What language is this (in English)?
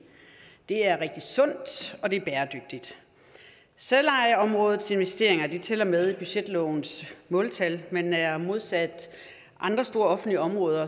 Danish